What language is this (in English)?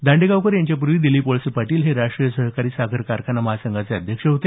Marathi